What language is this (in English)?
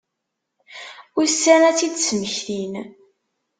Kabyle